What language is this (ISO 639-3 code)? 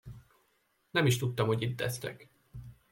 hun